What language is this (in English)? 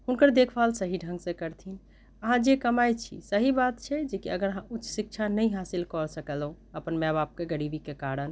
Maithili